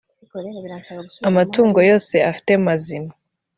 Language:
Kinyarwanda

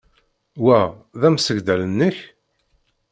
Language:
Kabyle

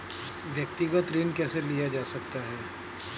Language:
Hindi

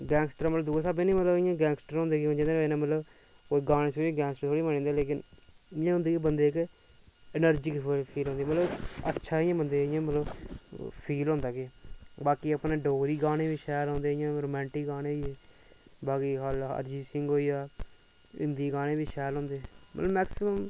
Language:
Dogri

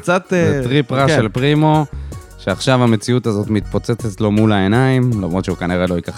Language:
Hebrew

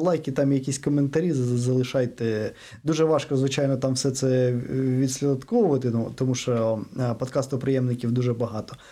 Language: Ukrainian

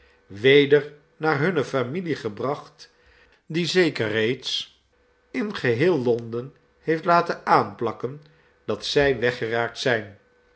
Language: Dutch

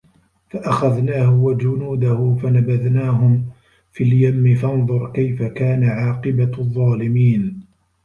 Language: Arabic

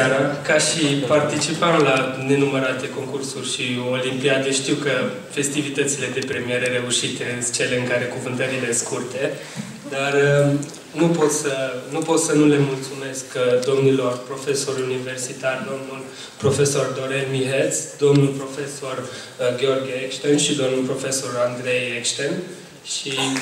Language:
Romanian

